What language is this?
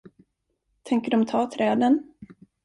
Swedish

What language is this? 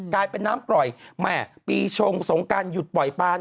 Thai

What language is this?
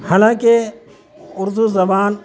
Urdu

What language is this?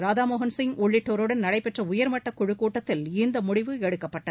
Tamil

